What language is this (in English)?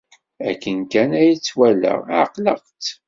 Kabyle